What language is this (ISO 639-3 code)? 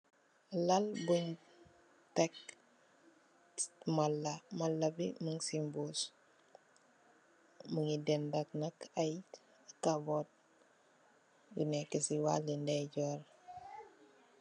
wol